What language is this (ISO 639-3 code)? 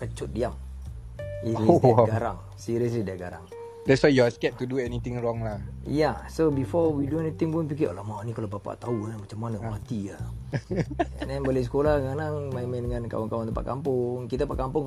msa